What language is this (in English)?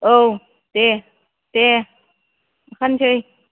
Bodo